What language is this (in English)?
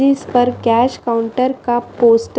Hindi